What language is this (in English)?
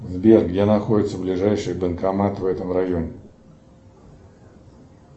Russian